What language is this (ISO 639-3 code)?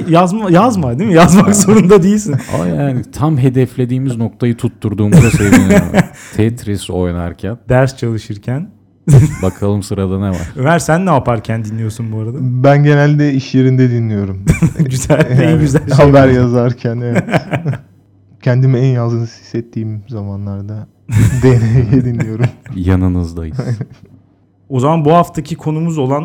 tur